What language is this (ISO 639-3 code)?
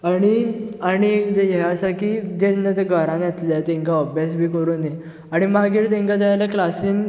kok